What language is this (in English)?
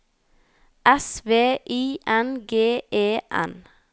Norwegian